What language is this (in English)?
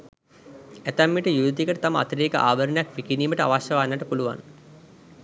Sinhala